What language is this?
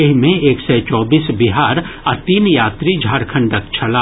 Maithili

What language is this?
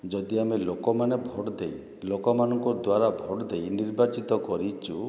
Odia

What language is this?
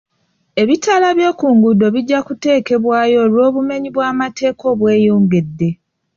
Ganda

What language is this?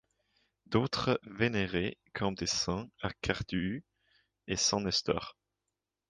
French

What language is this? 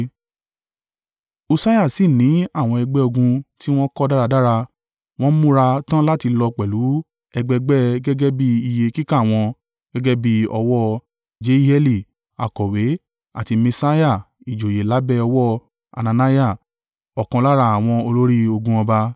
Yoruba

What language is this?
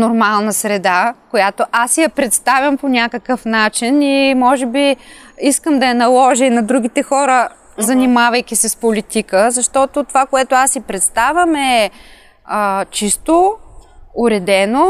Bulgarian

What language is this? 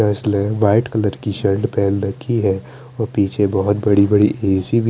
Hindi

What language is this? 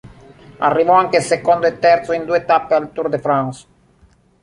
Italian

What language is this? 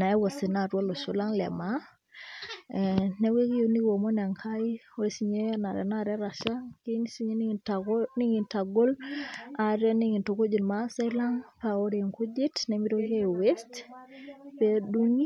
Masai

